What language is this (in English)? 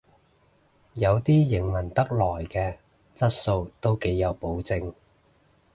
Cantonese